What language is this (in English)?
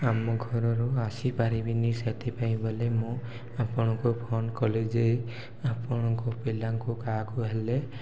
Odia